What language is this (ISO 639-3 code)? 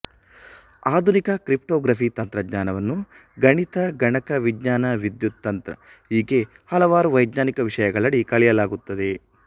kan